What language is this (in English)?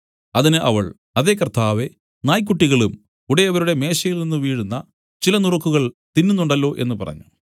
Malayalam